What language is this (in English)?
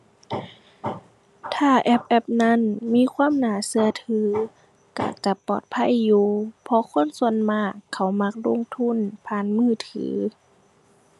Thai